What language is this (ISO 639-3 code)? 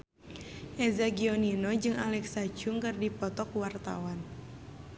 sun